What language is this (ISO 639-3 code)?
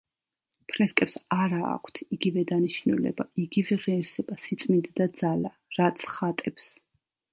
kat